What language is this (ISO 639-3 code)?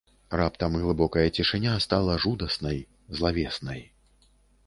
bel